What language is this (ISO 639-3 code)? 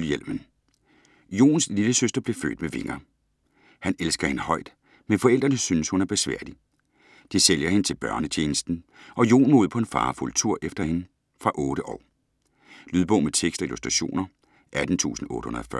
dan